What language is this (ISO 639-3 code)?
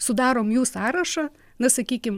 lit